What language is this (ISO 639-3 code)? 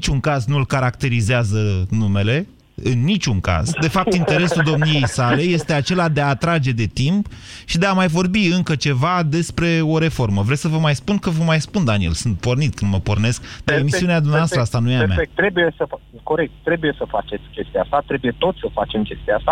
ron